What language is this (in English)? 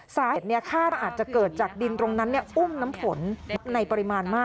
Thai